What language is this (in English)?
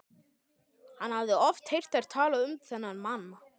Icelandic